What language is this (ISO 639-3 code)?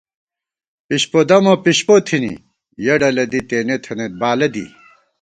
gwt